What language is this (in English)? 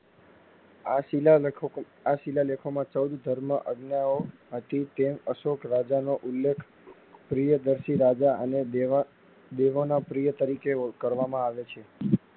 Gujarati